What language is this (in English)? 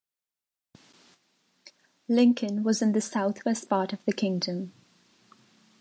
English